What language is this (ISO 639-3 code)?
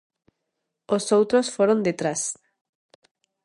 glg